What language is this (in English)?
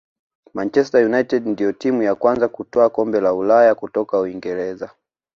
Swahili